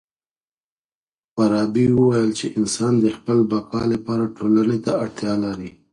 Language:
Pashto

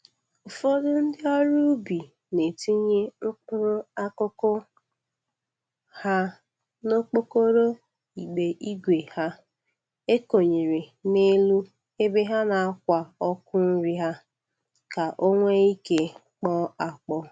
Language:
Igbo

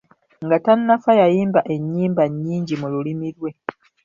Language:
Ganda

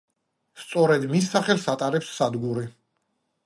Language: Georgian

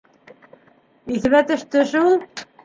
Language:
Bashkir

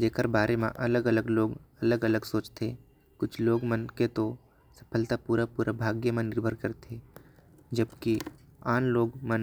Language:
Korwa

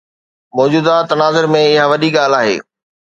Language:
Sindhi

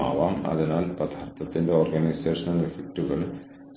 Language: Malayalam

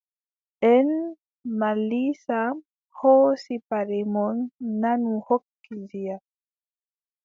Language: Adamawa Fulfulde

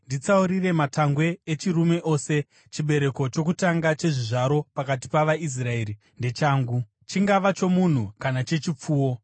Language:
Shona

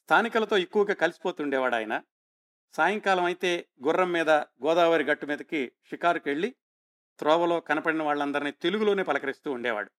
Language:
Telugu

